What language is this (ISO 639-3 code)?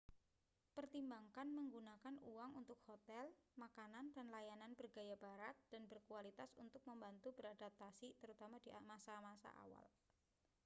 ind